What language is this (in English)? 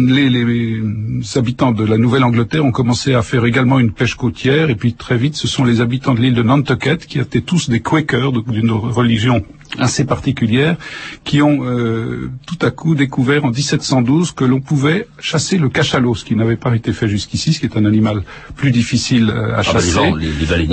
French